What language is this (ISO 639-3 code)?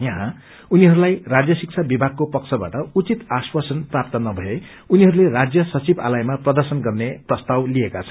nep